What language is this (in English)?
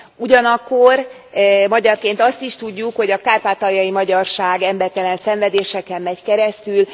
Hungarian